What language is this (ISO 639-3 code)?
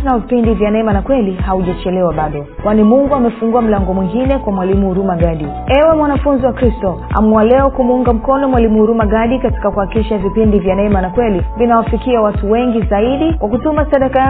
swa